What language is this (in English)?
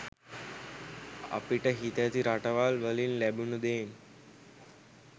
Sinhala